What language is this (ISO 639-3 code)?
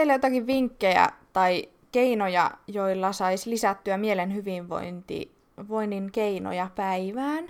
fin